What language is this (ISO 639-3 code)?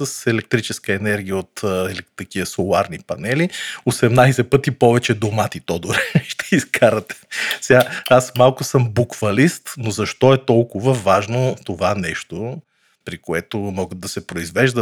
bul